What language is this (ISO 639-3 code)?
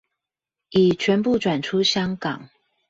zho